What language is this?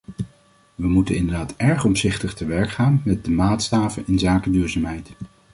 Dutch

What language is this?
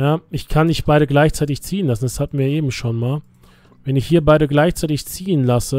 German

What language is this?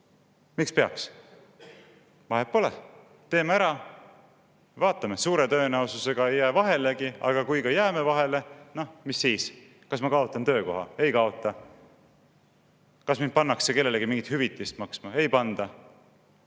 Estonian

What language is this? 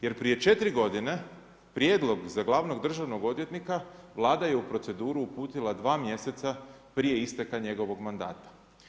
Croatian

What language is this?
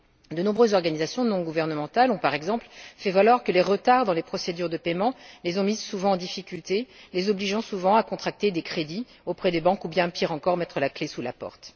French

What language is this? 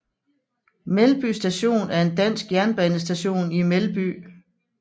Danish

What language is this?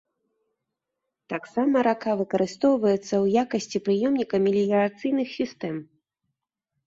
Belarusian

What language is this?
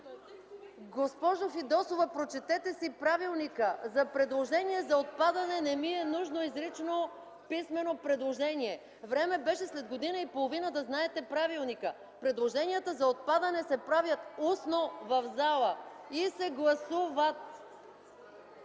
Bulgarian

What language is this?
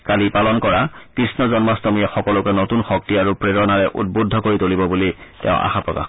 Assamese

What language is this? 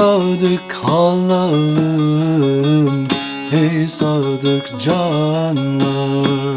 Turkish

